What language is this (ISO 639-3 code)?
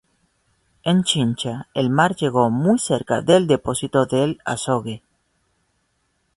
spa